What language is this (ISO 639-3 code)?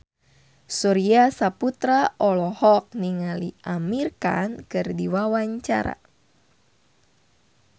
sun